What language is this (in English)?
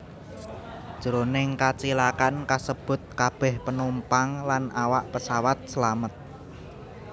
Javanese